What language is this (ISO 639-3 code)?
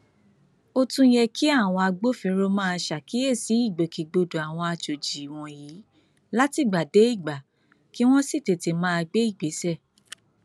yor